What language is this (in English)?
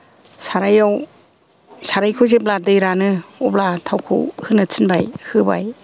Bodo